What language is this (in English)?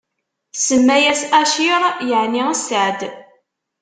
Kabyle